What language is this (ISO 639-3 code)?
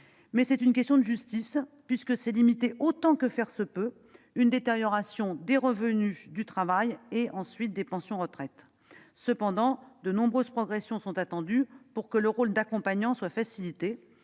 fra